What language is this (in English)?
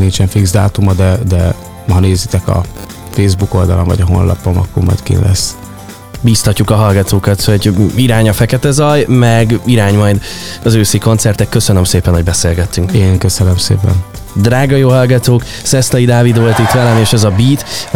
Hungarian